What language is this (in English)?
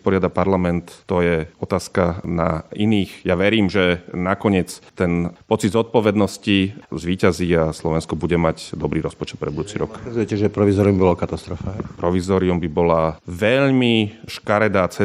Slovak